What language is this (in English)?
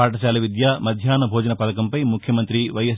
Telugu